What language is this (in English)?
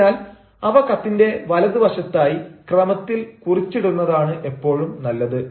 Malayalam